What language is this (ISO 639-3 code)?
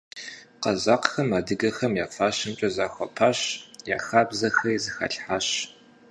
kbd